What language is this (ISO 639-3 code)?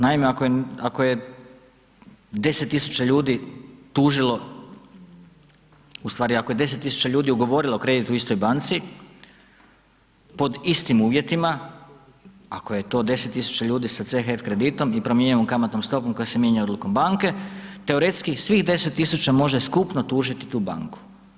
hrv